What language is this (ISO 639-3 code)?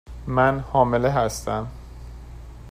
fas